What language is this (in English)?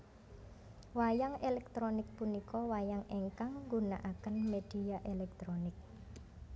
Javanese